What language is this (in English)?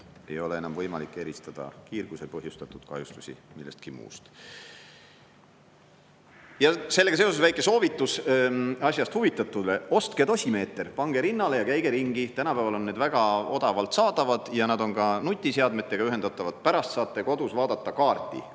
Estonian